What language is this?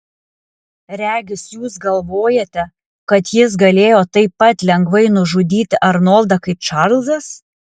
Lithuanian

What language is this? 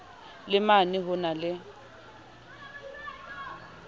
Southern Sotho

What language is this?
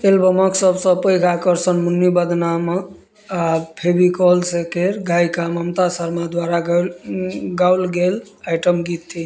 Maithili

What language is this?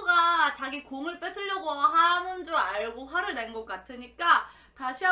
Korean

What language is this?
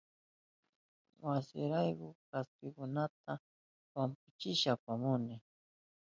Southern Pastaza Quechua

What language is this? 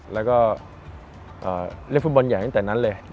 Thai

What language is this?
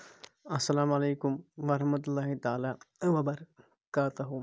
Kashmiri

